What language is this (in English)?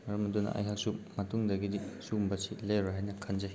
Manipuri